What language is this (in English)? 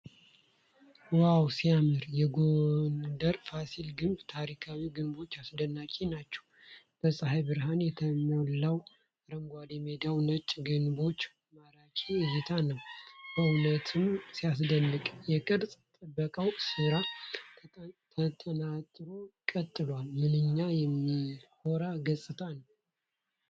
Amharic